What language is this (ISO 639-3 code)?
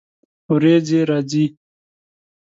pus